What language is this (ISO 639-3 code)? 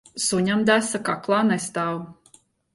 lav